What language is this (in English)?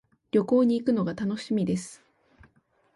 Japanese